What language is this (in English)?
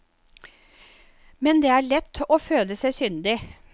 Norwegian